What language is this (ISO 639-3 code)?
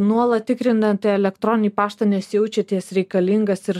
lit